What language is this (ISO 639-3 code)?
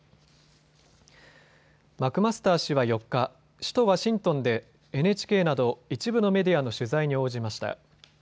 jpn